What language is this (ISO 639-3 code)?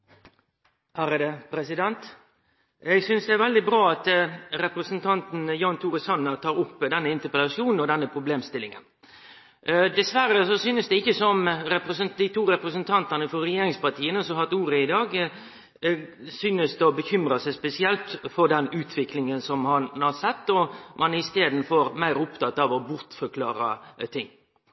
nno